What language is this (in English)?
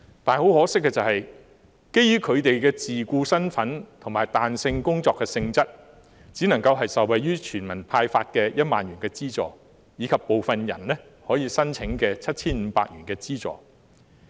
Cantonese